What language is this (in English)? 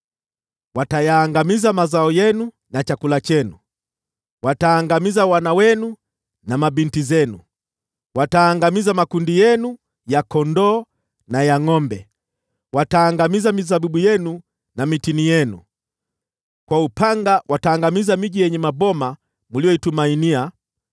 Swahili